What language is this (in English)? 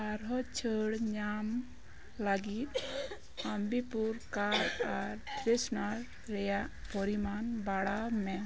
Santali